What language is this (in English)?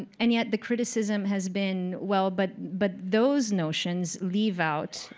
English